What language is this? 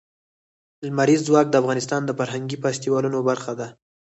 Pashto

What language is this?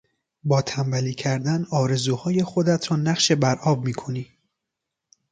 Persian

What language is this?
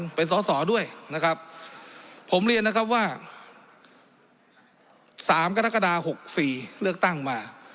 Thai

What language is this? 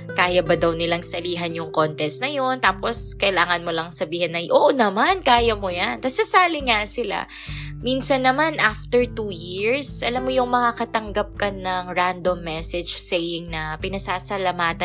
Filipino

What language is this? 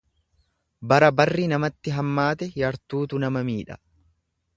Oromo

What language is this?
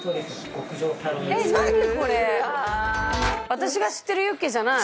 Japanese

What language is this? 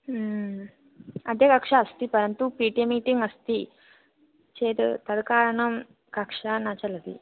Sanskrit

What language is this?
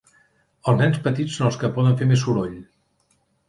Catalan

